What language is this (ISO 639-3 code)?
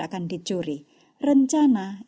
ind